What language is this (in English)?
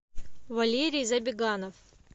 Russian